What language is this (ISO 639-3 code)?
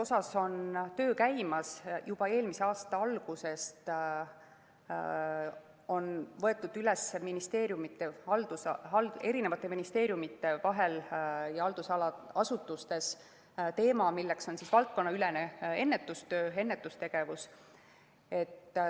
est